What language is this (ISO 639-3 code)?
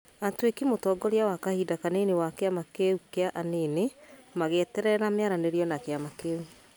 kik